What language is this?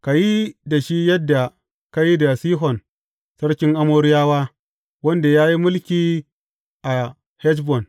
Hausa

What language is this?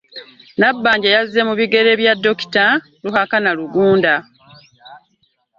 Ganda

